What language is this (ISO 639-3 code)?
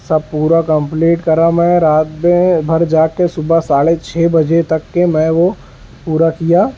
urd